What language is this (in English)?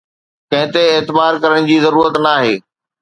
Sindhi